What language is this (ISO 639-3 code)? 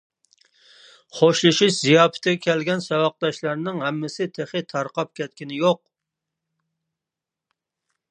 uig